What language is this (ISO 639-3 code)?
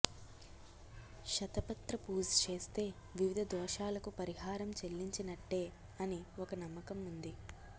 tel